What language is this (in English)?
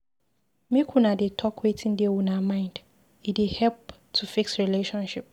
Nigerian Pidgin